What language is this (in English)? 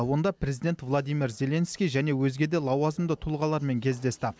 Kazakh